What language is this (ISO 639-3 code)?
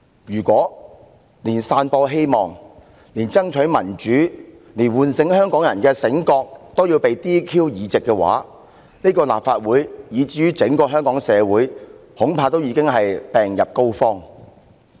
yue